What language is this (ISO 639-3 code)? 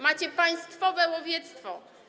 pol